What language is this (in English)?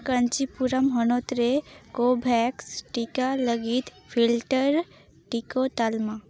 Santali